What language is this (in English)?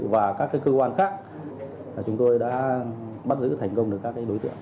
Vietnamese